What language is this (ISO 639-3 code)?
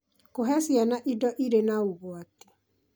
kik